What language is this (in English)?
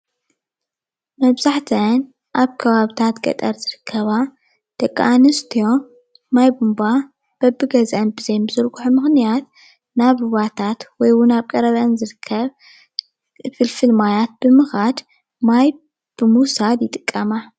Tigrinya